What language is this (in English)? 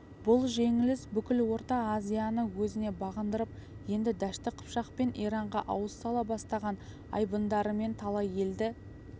Kazakh